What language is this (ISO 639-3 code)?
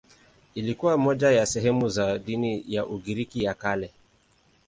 swa